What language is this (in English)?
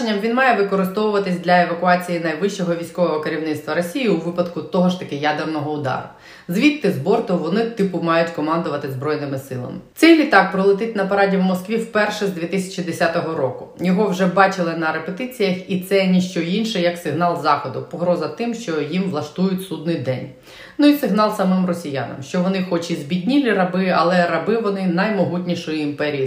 Ukrainian